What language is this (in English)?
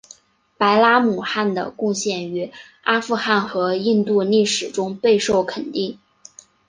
Chinese